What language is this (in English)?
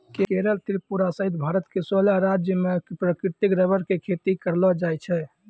Maithili